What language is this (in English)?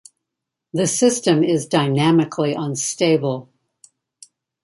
English